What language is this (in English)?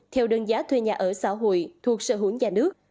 Vietnamese